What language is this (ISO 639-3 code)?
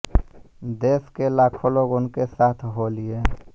hin